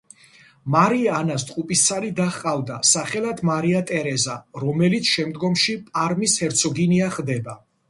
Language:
Georgian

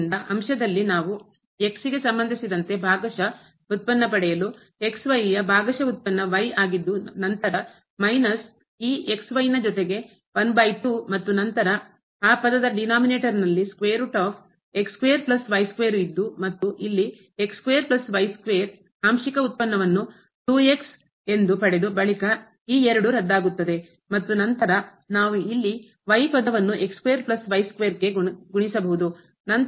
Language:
Kannada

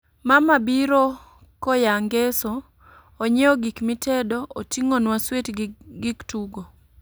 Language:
Luo (Kenya and Tanzania)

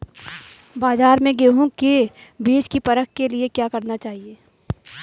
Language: Hindi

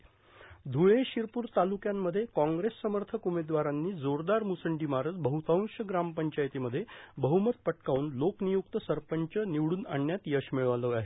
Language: Marathi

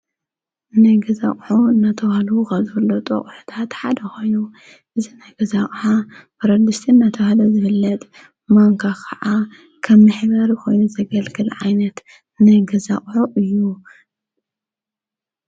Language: Tigrinya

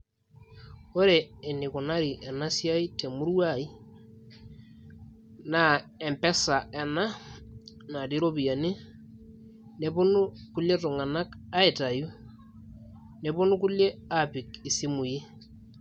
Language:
Masai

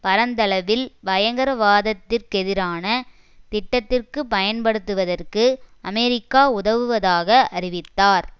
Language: Tamil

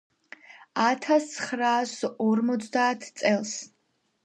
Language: Georgian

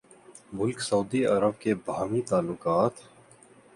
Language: Urdu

